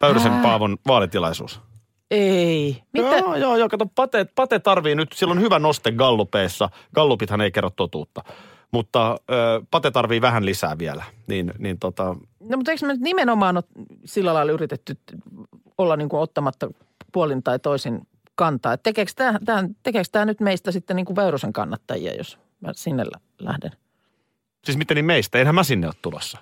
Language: Finnish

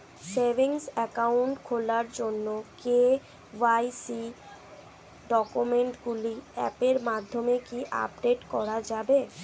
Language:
Bangla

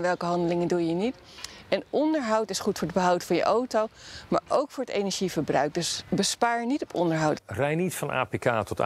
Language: Dutch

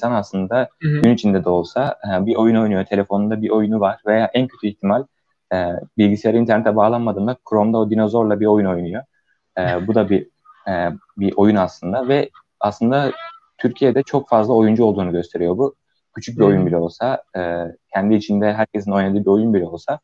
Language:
Turkish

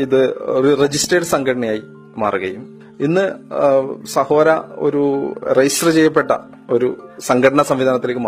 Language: Malayalam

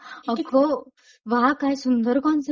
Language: Marathi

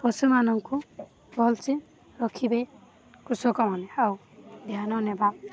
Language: Odia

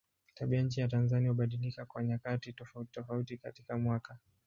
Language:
Swahili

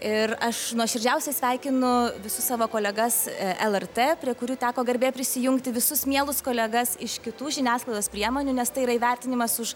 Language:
Lithuanian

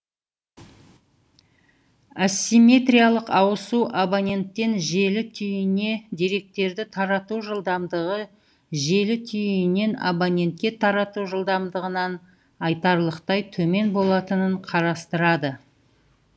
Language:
Kazakh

